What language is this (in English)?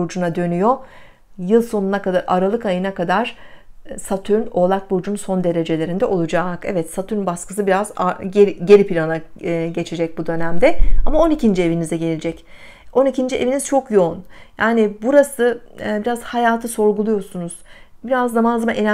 Turkish